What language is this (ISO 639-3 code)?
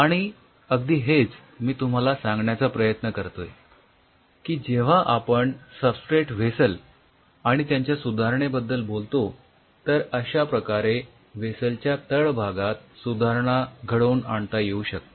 mar